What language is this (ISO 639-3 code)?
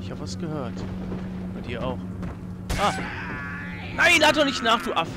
deu